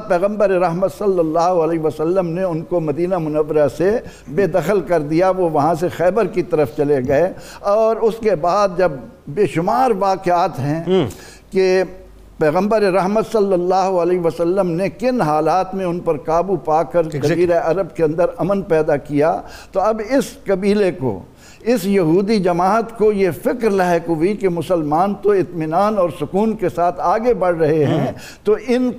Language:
Urdu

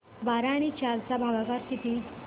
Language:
Marathi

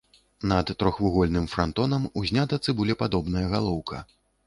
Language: Belarusian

